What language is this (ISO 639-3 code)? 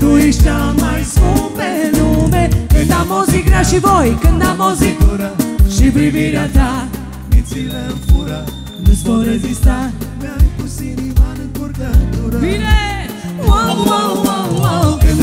ron